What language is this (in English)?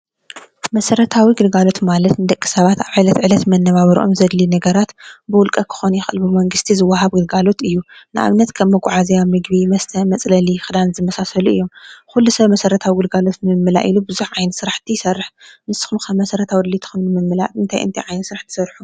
Tigrinya